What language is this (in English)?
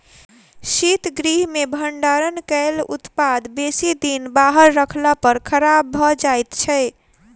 Maithili